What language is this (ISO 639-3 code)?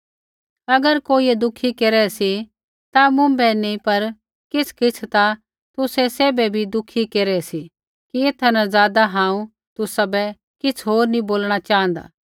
kfx